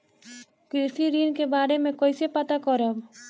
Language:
Bhojpuri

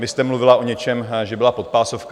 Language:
Czech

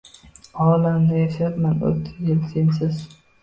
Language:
Uzbek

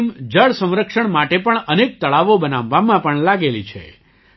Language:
Gujarati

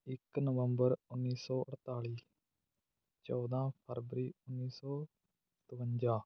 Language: Punjabi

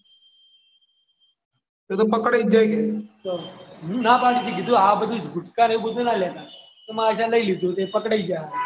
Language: Gujarati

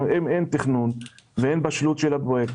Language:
Hebrew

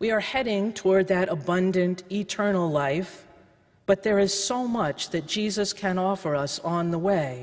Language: English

